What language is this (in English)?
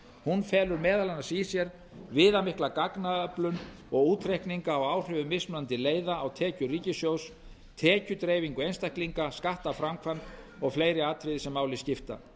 Icelandic